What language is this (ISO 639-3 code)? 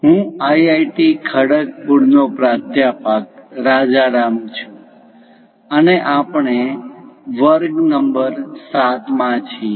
guj